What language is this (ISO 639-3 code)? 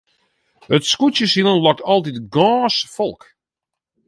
fry